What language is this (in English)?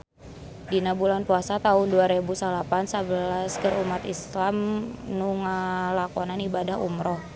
Sundanese